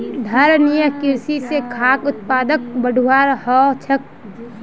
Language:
Magahi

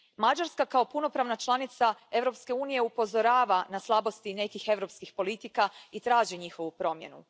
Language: Croatian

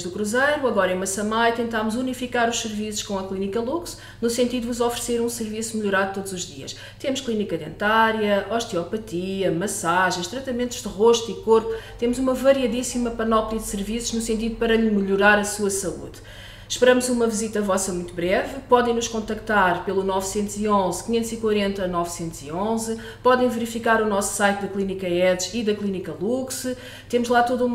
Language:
Portuguese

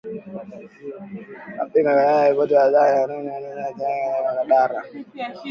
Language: Swahili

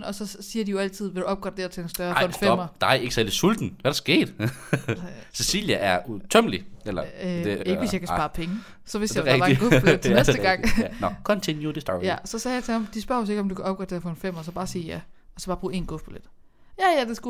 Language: Danish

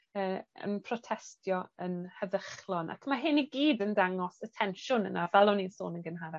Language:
Welsh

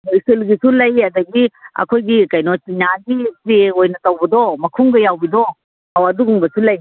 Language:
Manipuri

